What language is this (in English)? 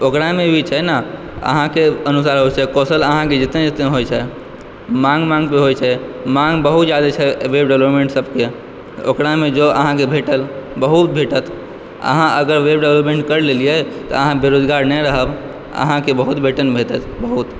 Maithili